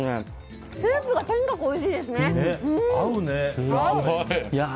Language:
Japanese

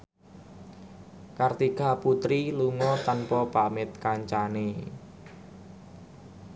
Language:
Javanese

